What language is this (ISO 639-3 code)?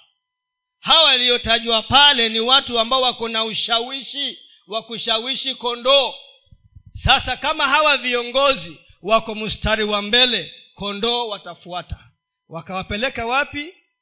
swa